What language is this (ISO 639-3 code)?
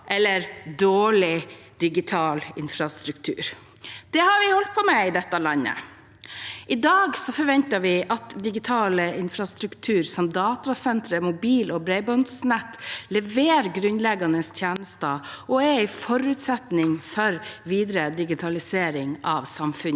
nor